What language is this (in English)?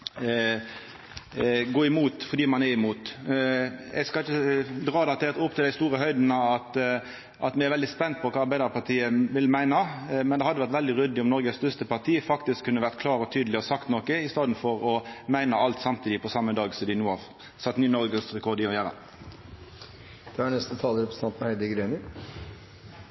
Norwegian Nynorsk